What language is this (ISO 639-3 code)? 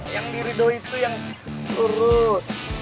ind